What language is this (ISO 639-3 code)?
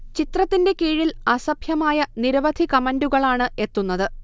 mal